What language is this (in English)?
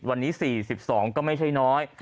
Thai